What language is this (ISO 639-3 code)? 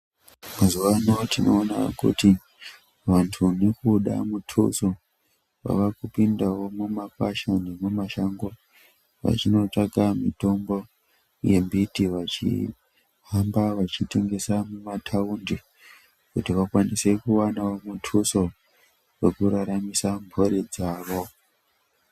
ndc